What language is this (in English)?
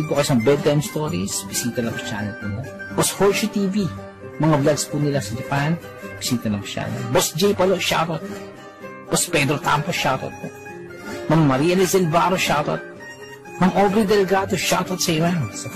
Filipino